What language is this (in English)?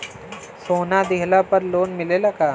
Bhojpuri